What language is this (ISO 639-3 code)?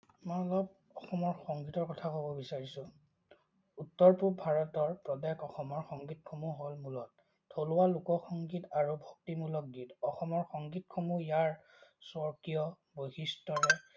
asm